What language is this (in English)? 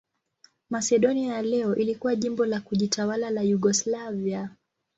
Swahili